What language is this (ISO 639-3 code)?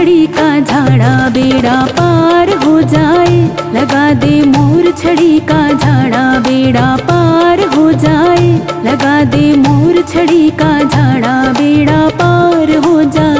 hin